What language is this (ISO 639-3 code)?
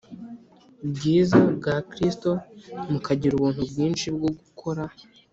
kin